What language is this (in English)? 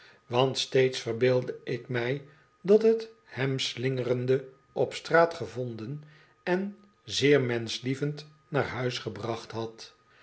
Dutch